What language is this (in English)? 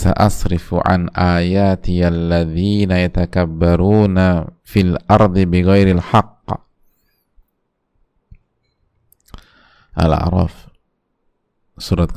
Indonesian